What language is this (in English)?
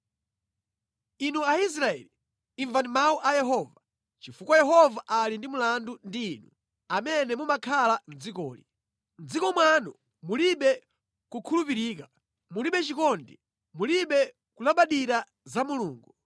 Nyanja